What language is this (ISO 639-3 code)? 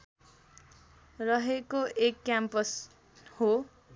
nep